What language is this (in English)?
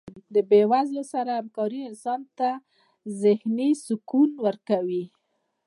Pashto